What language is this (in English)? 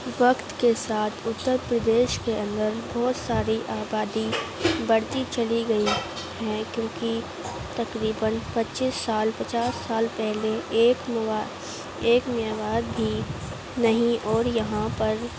Urdu